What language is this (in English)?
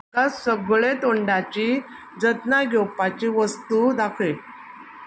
Konkani